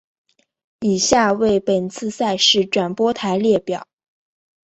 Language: Chinese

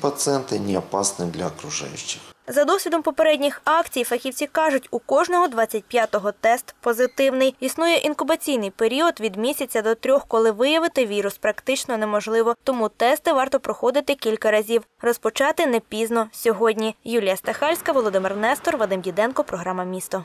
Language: Russian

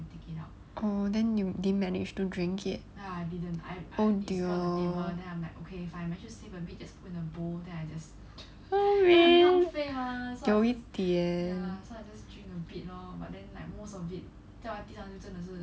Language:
English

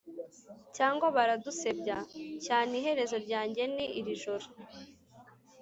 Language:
Kinyarwanda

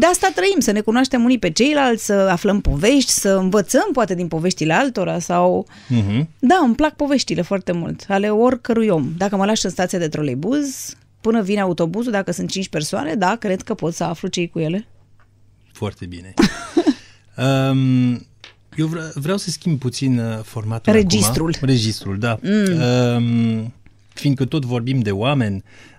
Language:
Romanian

